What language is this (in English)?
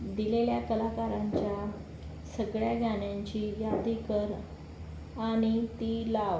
Marathi